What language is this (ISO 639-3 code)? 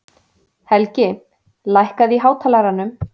isl